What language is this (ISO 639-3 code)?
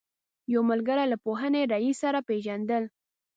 pus